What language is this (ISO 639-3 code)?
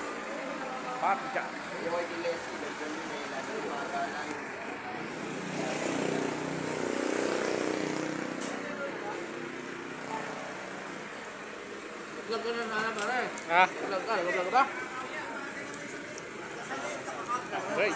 fil